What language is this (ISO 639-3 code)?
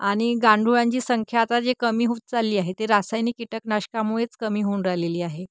mar